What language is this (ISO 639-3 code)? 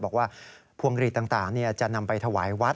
tha